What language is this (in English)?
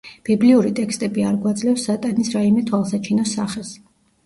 Georgian